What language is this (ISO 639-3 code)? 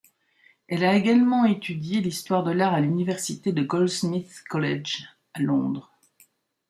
fra